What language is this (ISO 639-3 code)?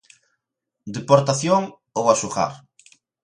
glg